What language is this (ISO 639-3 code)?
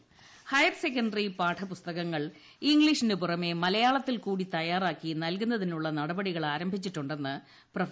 mal